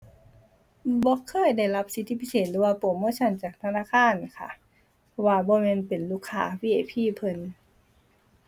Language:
Thai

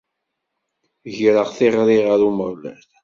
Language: Kabyle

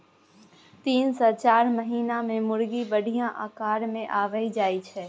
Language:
Maithili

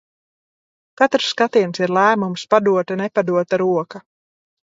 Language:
Latvian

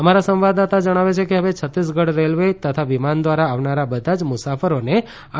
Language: Gujarati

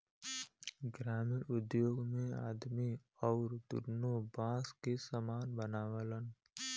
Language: Bhojpuri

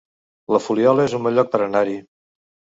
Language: Catalan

